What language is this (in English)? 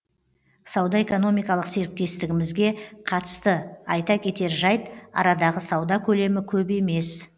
Kazakh